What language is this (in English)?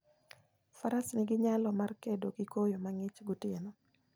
Luo (Kenya and Tanzania)